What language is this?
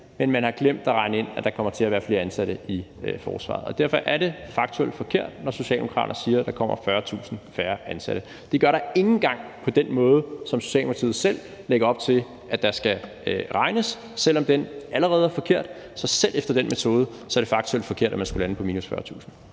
Danish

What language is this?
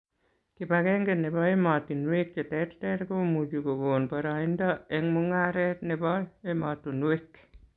Kalenjin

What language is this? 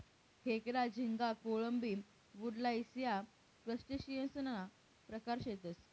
Marathi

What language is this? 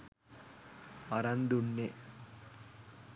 Sinhala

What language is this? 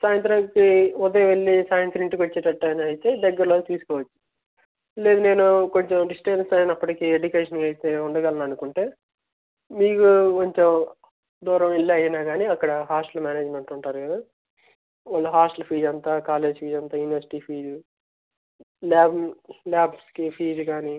Telugu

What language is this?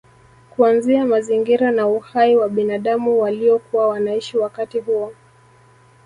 Swahili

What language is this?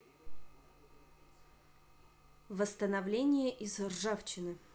Russian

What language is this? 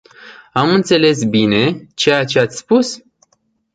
Romanian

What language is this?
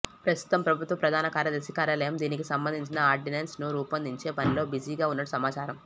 Telugu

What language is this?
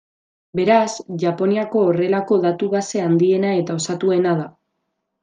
Basque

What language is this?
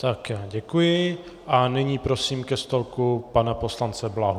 Czech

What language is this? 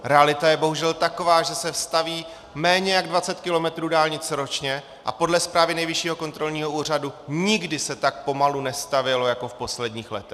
Czech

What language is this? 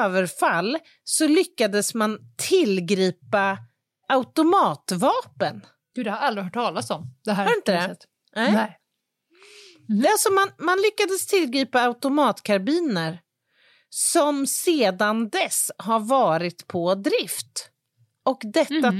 Swedish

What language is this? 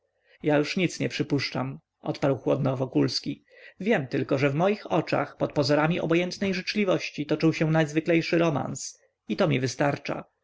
Polish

